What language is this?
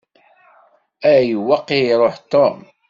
Kabyle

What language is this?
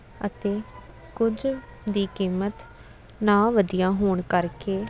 Punjabi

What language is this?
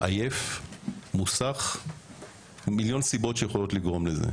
Hebrew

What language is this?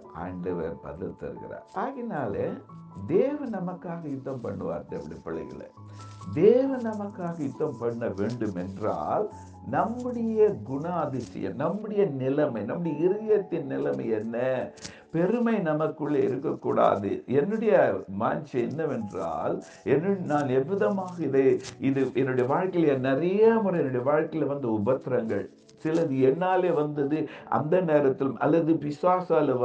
Tamil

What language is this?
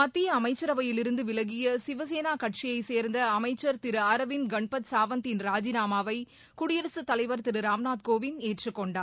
Tamil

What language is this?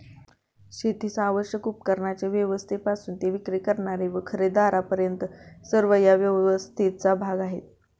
Marathi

